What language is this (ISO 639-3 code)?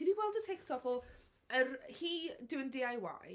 cym